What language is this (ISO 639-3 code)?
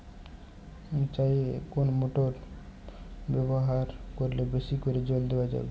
ben